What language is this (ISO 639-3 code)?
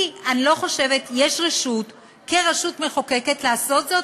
heb